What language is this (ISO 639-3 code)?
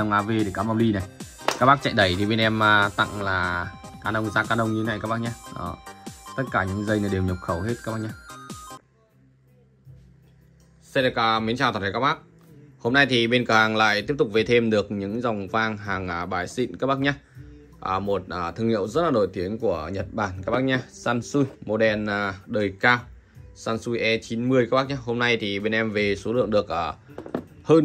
vie